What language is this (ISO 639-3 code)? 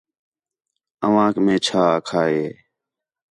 xhe